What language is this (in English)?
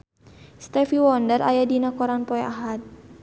Sundanese